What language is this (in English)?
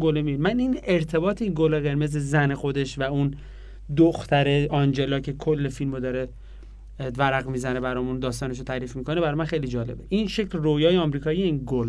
Persian